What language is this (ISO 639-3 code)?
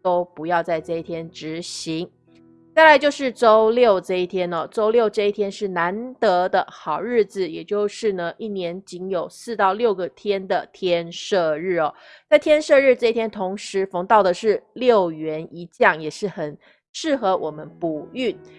zho